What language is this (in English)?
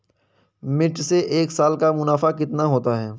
Hindi